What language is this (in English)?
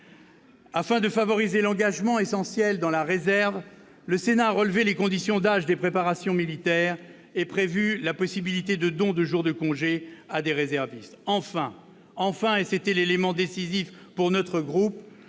French